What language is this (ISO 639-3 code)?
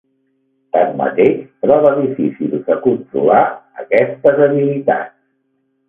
cat